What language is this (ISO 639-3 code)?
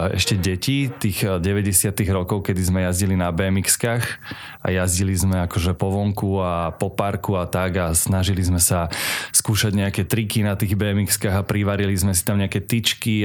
slk